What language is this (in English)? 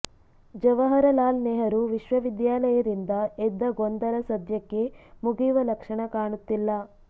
Kannada